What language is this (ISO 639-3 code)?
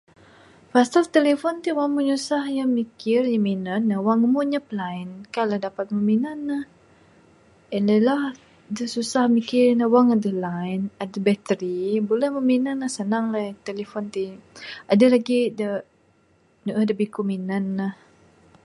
sdo